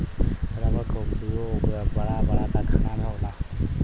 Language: Bhojpuri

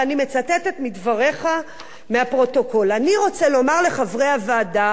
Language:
Hebrew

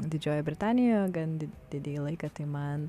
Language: Lithuanian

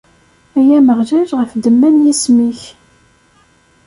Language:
Kabyle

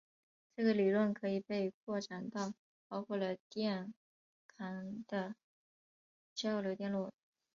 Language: Chinese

